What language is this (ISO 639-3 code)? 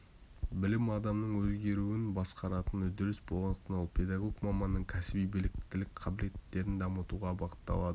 kaz